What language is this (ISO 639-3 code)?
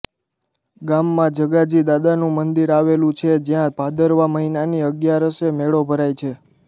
guj